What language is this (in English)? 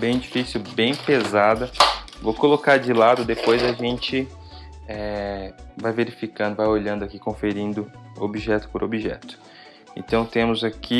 Portuguese